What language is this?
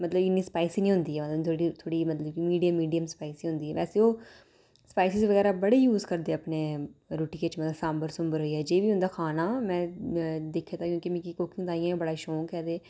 Dogri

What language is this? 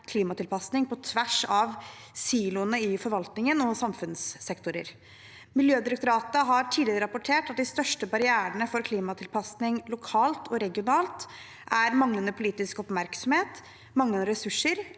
Norwegian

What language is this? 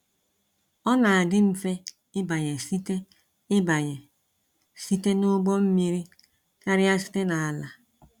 Igbo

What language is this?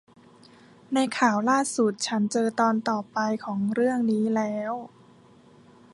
Thai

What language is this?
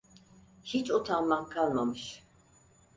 Turkish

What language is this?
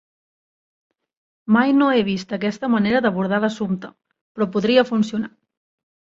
Catalan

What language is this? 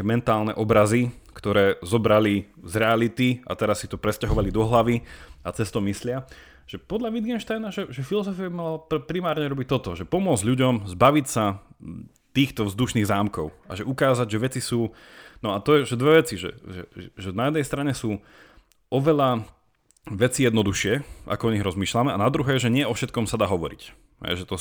Slovak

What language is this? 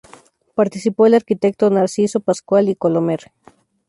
Spanish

